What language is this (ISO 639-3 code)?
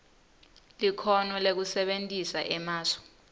ssw